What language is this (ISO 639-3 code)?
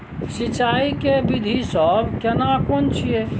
mai